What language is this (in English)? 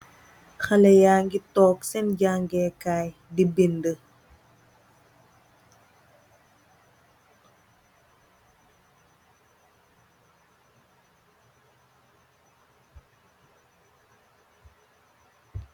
Wolof